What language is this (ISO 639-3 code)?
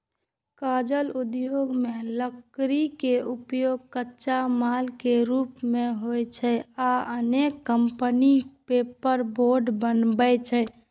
mai